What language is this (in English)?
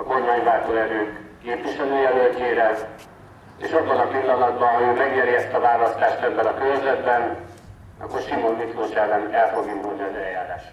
Hungarian